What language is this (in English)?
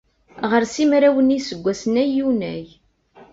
Kabyle